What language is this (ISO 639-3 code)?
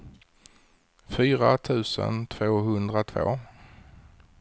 swe